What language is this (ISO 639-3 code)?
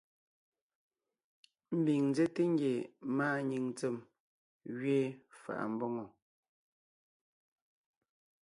nnh